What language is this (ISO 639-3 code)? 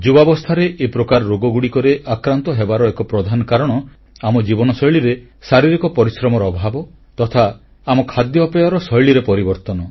ori